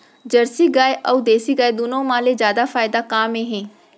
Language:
Chhattisgarhi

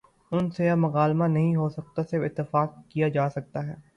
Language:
Urdu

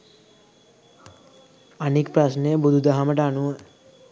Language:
Sinhala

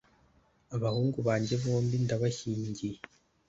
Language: Kinyarwanda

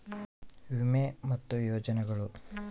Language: Kannada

